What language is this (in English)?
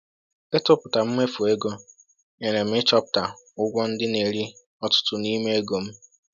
Igbo